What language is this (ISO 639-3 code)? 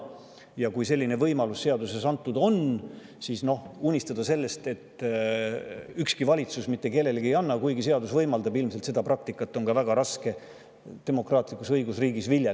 est